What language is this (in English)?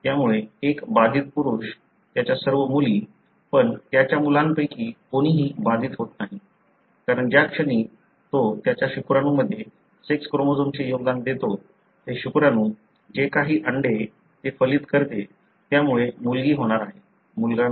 Marathi